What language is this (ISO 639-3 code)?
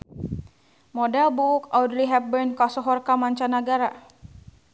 sun